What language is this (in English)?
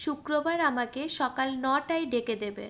Bangla